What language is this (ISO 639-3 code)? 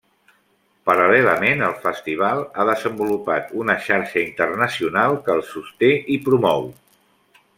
cat